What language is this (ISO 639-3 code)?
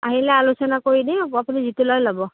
asm